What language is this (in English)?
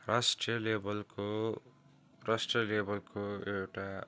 Nepali